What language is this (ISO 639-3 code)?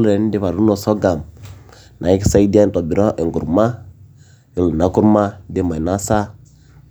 mas